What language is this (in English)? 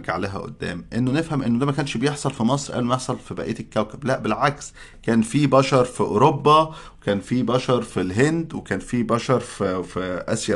Arabic